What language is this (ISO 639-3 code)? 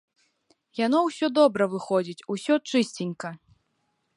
bel